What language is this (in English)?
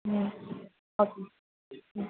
Tamil